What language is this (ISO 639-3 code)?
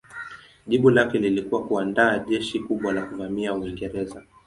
swa